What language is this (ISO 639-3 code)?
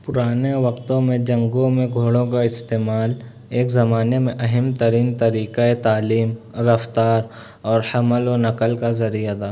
urd